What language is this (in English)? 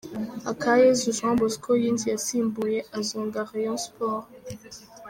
Kinyarwanda